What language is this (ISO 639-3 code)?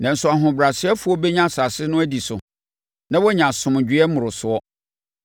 aka